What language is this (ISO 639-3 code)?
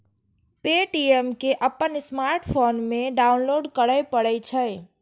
mai